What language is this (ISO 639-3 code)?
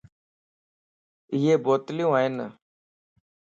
lss